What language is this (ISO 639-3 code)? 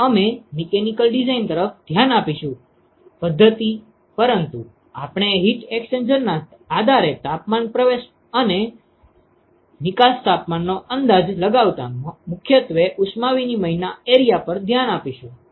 guj